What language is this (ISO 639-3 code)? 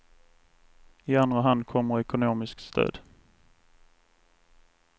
swe